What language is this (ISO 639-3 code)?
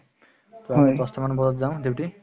asm